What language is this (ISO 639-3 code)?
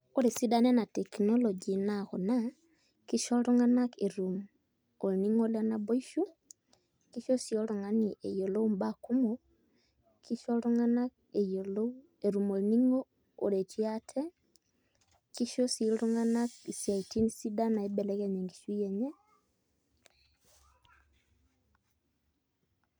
mas